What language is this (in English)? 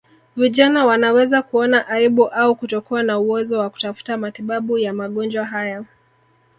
Swahili